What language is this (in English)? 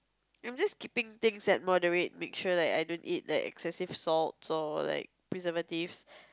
English